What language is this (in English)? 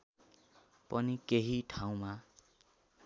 Nepali